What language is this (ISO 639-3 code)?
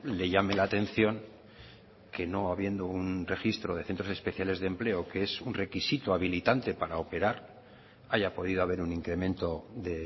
spa